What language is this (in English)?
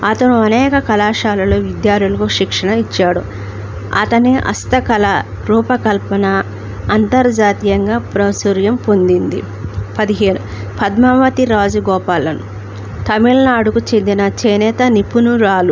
Telugu